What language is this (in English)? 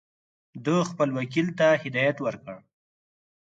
Pashto